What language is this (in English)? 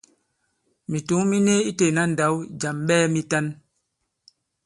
Bankon